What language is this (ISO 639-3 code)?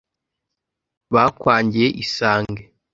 kin